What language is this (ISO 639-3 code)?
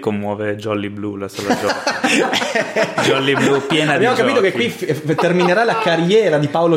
ita